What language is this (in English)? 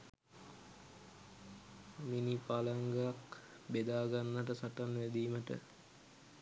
Sinhala